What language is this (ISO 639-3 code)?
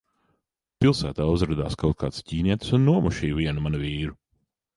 lav